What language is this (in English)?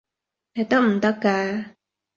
Cantonese